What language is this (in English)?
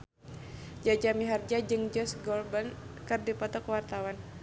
Sundanese